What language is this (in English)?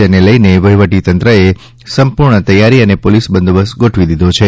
Gujarati